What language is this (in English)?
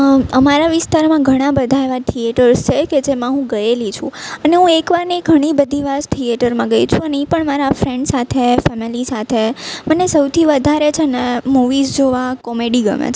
Gujarati